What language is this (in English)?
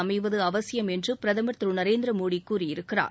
Tamil